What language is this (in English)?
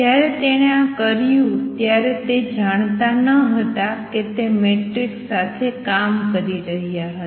Gujarati